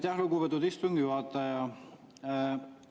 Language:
Estonian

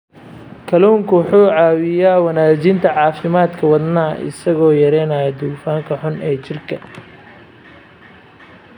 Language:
Somali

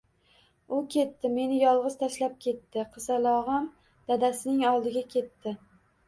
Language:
Uzbek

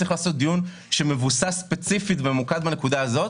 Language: Hebrew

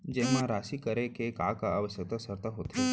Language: Chhattisgarhi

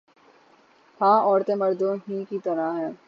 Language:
Urdu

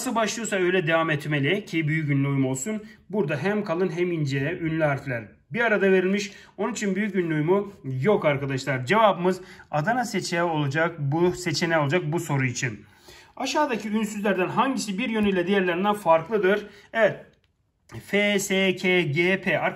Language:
Turkish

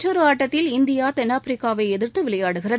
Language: Tamil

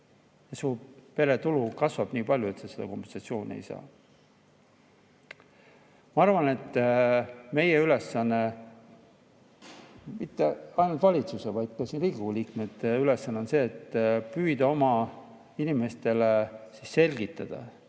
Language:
Estonian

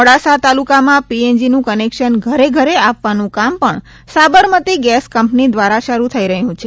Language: Gujarati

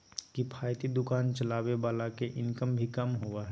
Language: Magahi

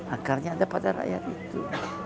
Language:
Indonesian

